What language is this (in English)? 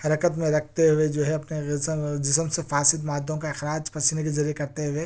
Urdu